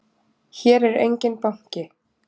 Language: Icelandic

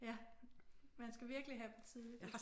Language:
Danish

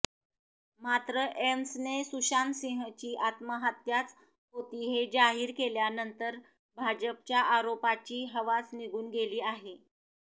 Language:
Marathi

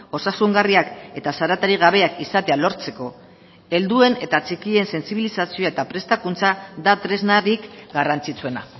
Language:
Basque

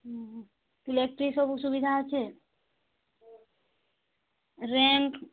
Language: Odia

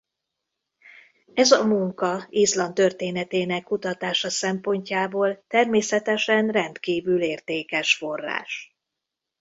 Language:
Hungarian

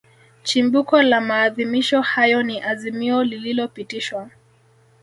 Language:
Swahili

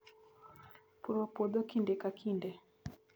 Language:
Luo (Kenya and Tanzania)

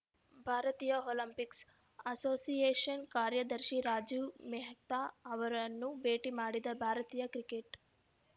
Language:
Kannada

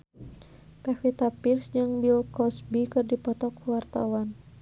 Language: Sundanese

